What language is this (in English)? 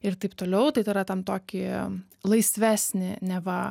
Lithuanian